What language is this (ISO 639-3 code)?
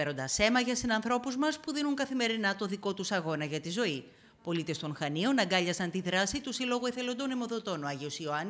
ell